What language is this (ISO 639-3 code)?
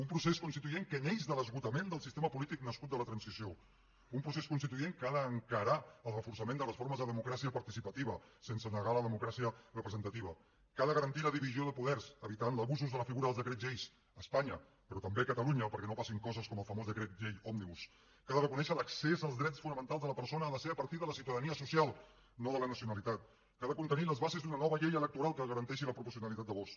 cat